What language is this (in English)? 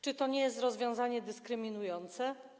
Polish